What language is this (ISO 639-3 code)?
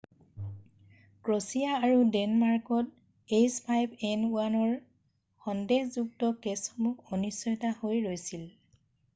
asm